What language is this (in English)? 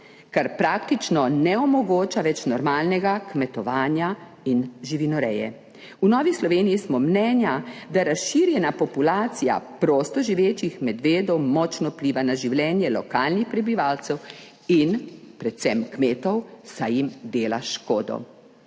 Slovenian